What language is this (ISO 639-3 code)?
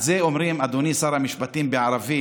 heb